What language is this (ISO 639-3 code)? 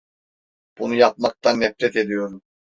tur